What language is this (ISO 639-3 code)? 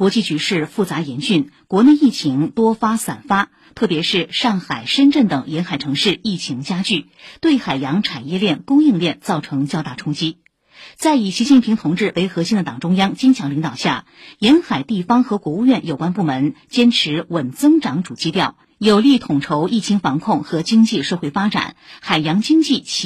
zho